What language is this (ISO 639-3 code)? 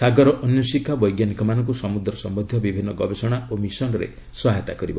ori